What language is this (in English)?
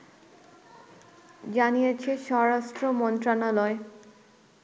Bangla